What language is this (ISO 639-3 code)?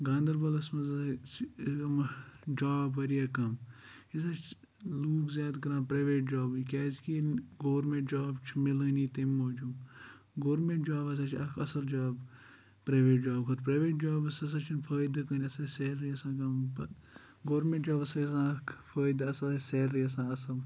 kas